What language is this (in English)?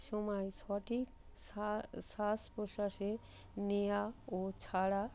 Bangla